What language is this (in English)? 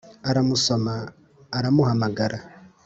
Kinyarwanda